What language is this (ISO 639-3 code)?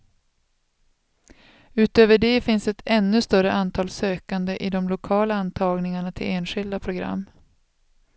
swe